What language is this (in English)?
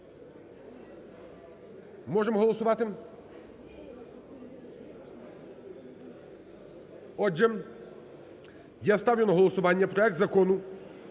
Ukrainian